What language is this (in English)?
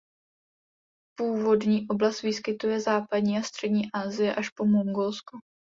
Czech